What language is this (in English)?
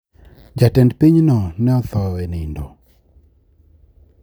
Luo (Kenya and Tanzania)